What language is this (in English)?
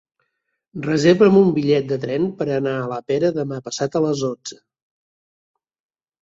Catalan